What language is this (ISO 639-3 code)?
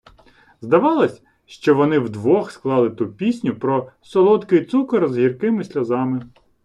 ukr